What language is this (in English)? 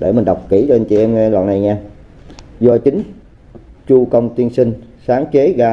Vietnamese